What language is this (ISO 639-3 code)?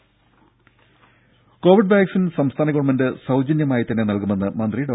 mal